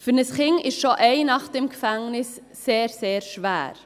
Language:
Swiss German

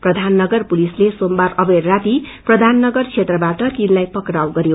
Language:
Nepali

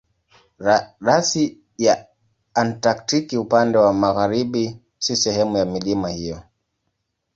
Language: Swahili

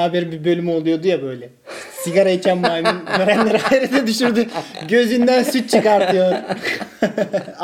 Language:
Turkish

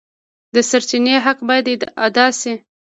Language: Pashto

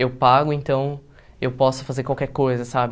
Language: Portuguese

